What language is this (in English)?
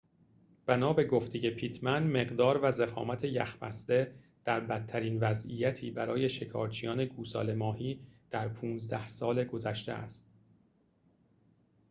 Persian